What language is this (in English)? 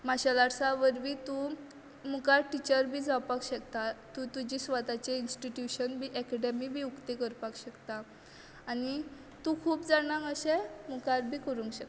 Konkani